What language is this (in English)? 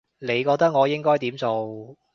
Cantonese